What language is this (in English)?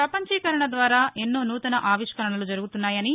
Telugu